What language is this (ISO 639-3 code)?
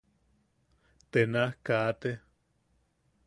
yaq